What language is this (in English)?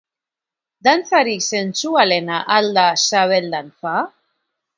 Basque